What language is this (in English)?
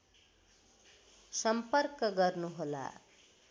Nepali